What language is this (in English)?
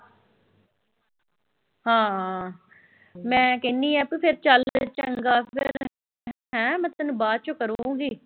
Punjabi